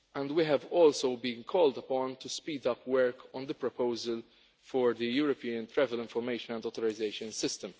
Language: English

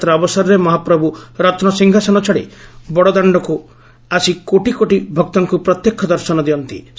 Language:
Odia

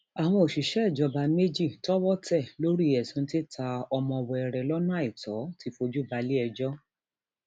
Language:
Yoruba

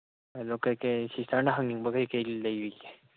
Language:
Manipuri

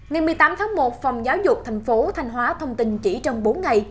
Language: Vietnamese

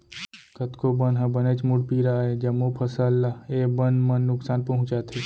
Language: Chhattisgarhi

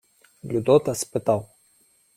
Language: Ukrainian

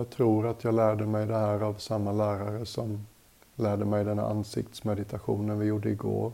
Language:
Swedish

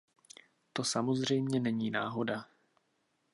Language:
Czech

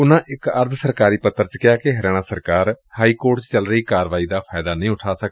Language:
Punjabi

